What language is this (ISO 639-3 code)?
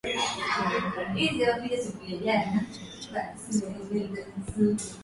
swa